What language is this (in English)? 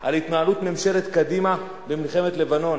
Hebrew